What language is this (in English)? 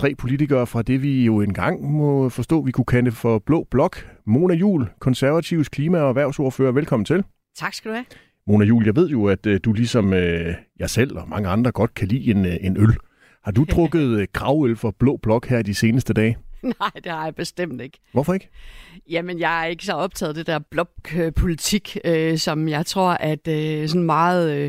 Danish